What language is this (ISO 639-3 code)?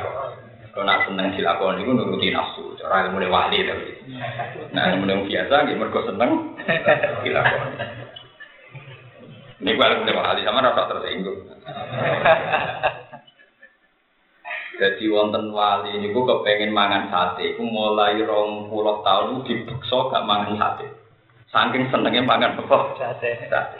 ind